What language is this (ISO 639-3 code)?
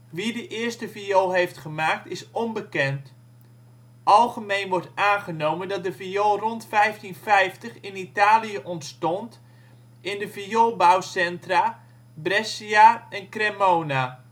nld